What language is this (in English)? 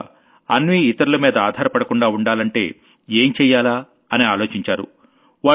Telugu